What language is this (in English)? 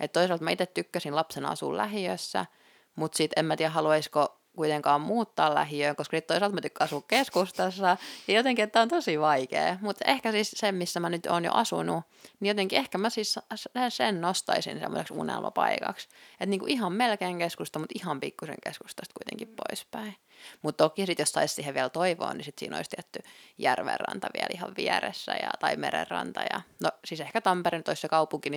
Finnish